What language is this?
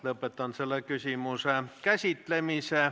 Estonian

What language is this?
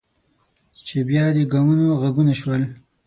Pashto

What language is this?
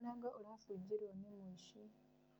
Kikuyu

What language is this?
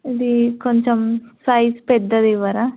Telugu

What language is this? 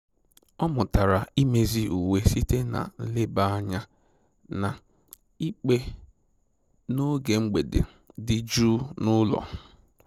Igbo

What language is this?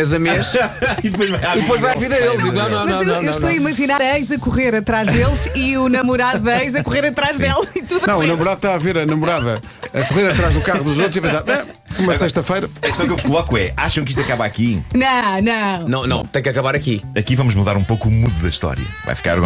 Portuguese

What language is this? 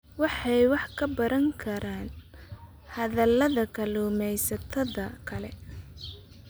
Somali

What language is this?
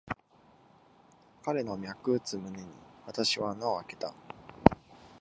Japanese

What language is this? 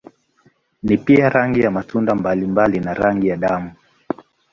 Swahili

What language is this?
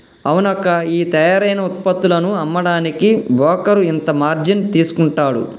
Telugu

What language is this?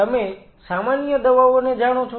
Gujarati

